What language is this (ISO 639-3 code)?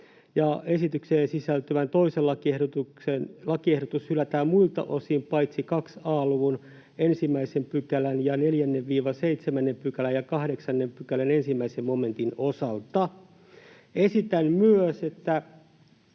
fin